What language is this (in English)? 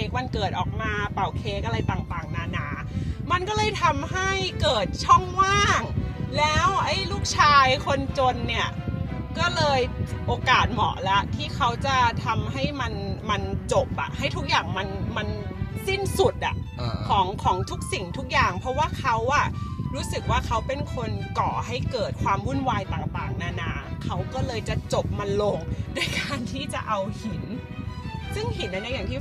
Thai